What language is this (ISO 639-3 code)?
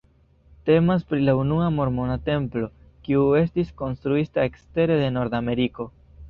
epo